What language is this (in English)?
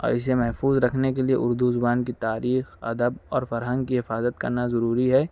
Urdu